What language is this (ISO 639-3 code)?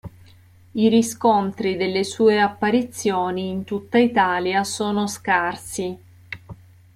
ita